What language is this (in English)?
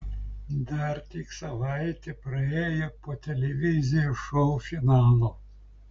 Lithuanian